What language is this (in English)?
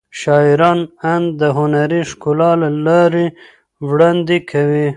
Pashto